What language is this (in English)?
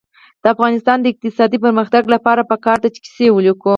Pashto